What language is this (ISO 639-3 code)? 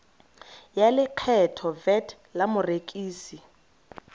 tsn